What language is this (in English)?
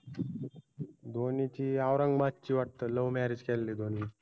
Marathi